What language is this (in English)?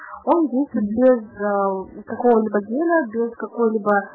Russian